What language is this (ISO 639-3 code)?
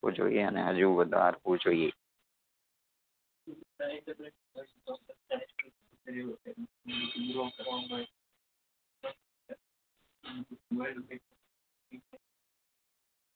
guj